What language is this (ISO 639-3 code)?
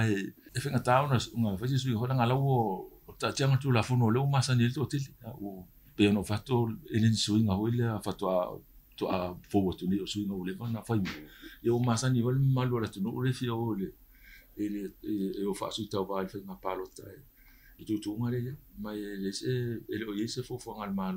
ara